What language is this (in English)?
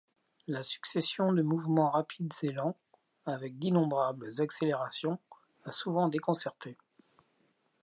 French